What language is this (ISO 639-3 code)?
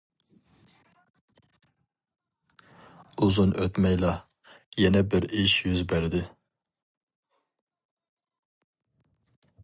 uig